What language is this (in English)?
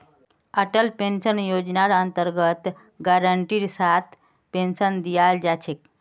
Magahi